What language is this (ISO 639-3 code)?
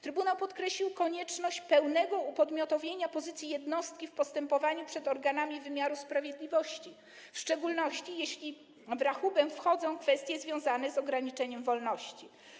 pol